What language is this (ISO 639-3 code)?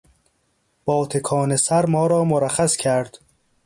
fas